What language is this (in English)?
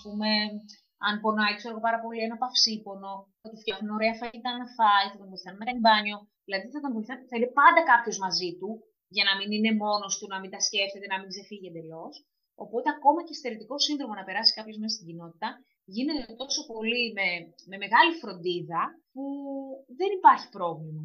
Greek